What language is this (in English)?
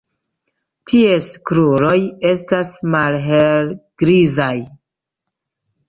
Esperanto